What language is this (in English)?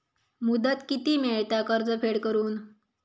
Marathi